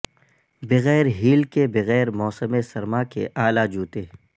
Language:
Urdu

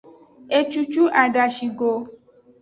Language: Aja (Benin)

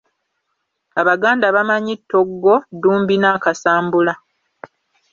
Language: Ganda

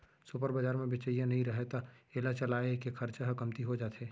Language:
Chhattisgarhi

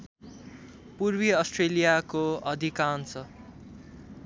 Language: Nepali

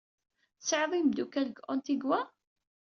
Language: Kabyle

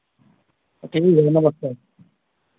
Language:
Hindi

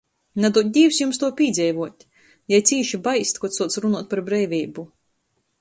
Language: Latgalian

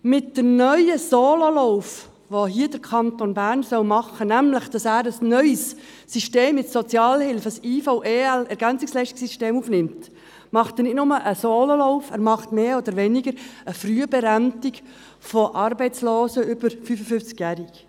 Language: Swiss German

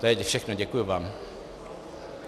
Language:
Czech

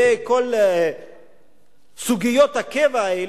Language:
Hebrew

